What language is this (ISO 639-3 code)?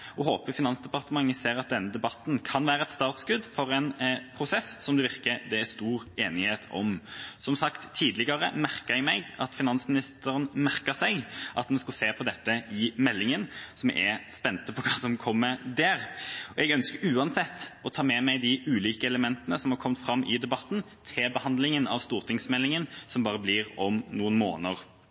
nob